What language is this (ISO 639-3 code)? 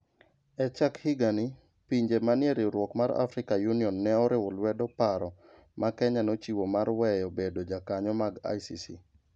luo